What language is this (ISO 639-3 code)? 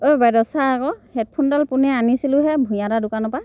asm